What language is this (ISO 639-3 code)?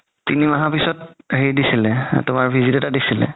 asm